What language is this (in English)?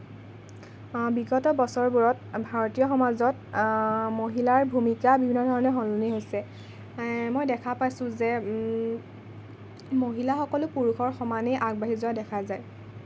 Assamese